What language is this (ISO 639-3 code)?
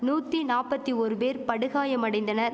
tam